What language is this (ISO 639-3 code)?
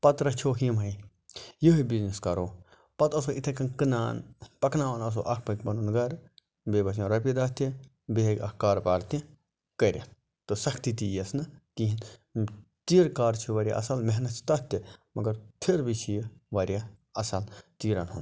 kas